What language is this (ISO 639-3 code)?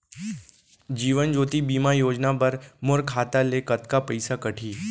hne